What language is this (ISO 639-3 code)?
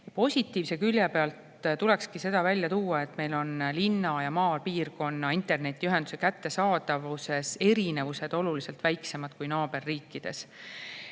est